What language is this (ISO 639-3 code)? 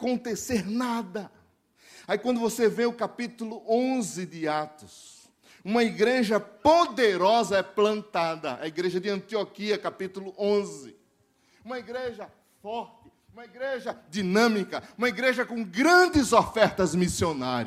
por